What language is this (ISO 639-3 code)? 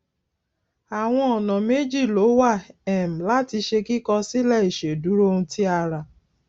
yor